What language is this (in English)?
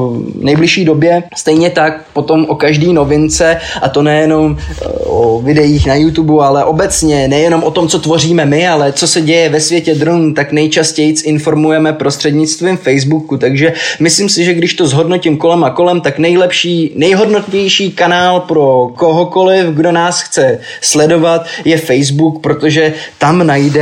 Czech